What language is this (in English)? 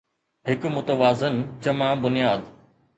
Sindhi